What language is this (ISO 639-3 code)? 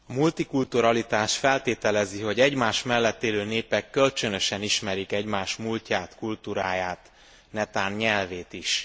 hun